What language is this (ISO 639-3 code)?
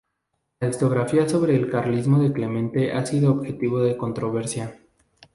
spa